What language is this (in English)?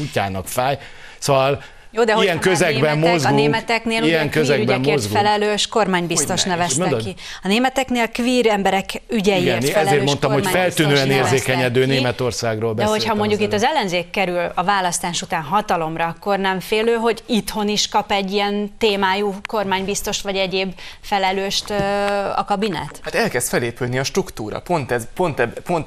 Hungarian